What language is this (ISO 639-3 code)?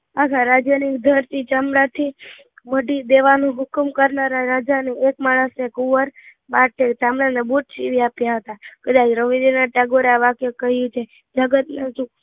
guj